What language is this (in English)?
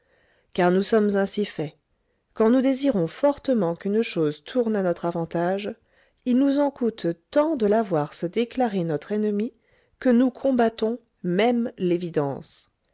French